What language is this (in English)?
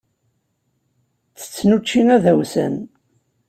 Kabyle